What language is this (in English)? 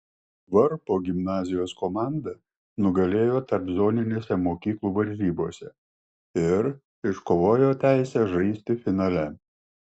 Lithuanian